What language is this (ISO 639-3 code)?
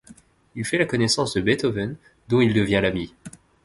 fra